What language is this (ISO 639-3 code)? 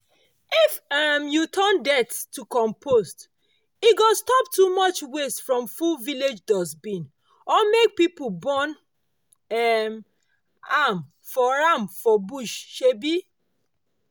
pcm